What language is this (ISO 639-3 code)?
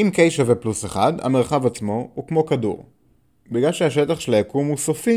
heb